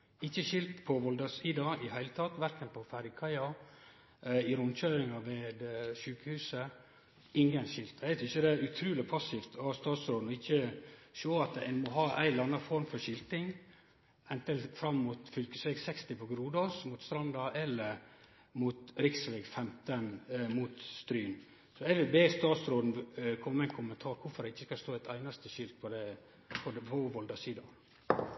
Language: Norwegian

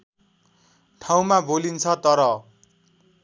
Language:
Nepali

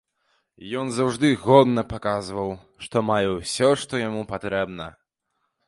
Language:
Belarusian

